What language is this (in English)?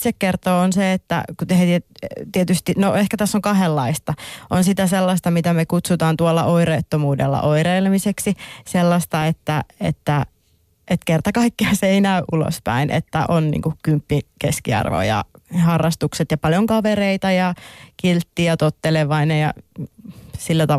Finnish